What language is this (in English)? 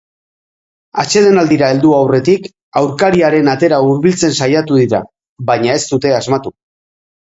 Basque